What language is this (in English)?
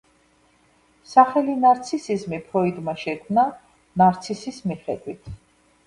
Georgian